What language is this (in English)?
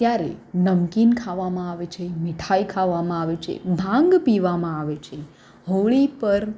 Gujarati